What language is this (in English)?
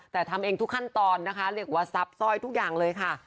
Thai